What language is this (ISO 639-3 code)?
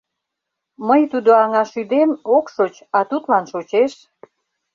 chm